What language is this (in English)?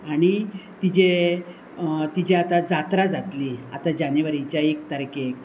Konkani